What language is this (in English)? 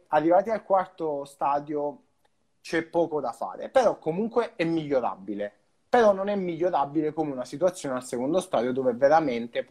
Italian